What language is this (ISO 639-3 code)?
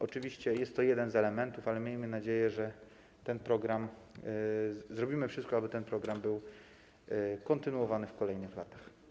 pol